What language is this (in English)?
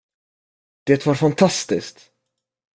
Swedish